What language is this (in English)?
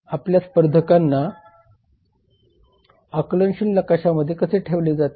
Marathi